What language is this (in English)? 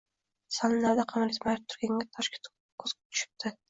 Uzbek